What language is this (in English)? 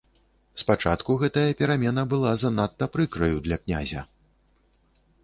Belarusian